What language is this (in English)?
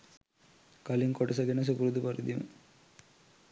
Sinhala